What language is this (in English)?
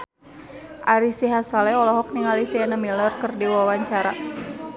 Sundanese